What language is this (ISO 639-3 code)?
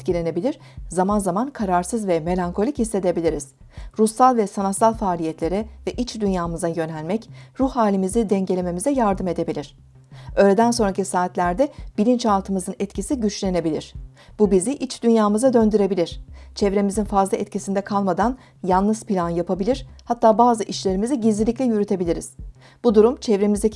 tur